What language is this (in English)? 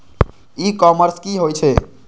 Maithili